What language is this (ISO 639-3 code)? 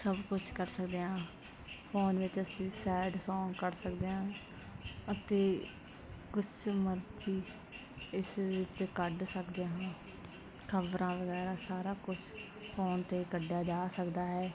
pan